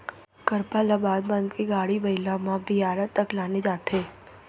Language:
Chhattisgarhi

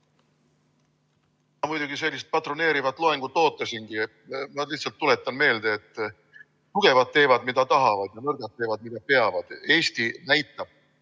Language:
Estonian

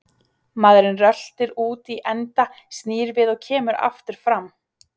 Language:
Icelandic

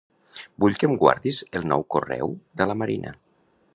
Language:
Catalan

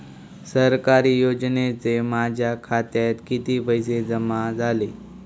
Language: Marathi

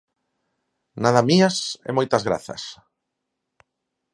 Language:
Galician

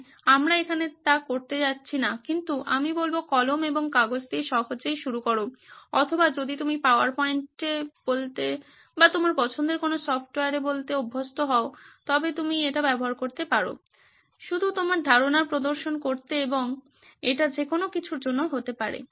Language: Bangla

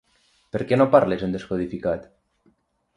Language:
Catalan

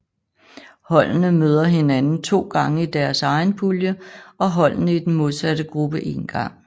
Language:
Danish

